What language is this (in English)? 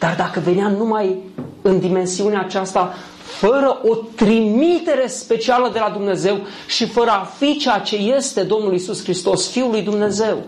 Romanian